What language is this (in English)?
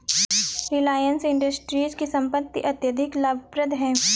Hindi